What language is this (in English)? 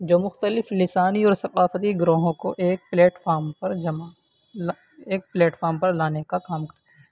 Urdu